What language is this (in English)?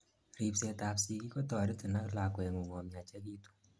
Kalenjin